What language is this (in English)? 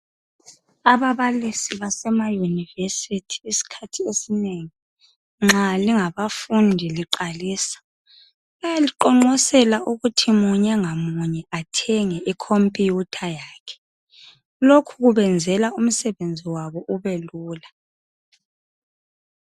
North Ndebele